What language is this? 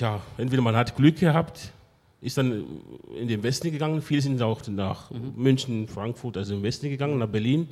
German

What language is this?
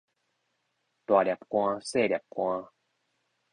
Min Nan Chinese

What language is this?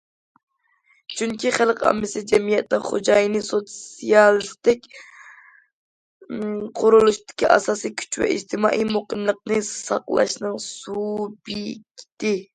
Uyghur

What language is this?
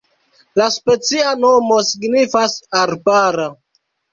Esperanto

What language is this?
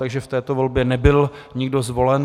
Czech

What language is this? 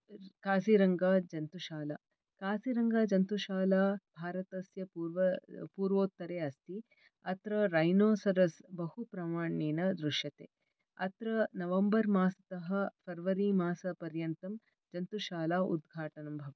Sanskrit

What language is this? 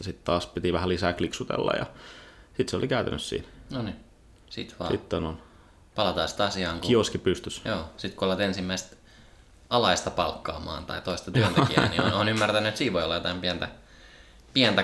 Finnish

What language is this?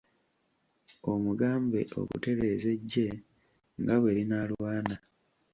Ganda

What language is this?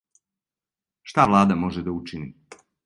Serbian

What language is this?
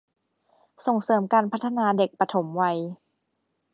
Thai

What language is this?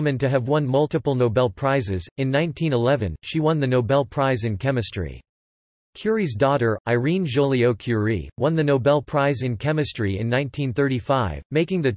English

